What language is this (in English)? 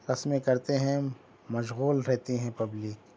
Urdu